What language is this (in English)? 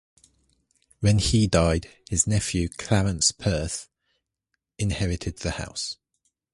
English